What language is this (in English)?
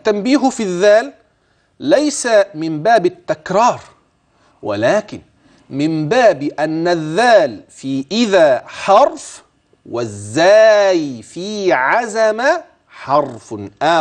Arabic